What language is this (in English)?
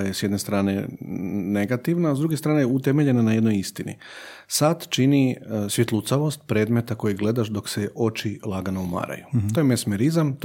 Croatian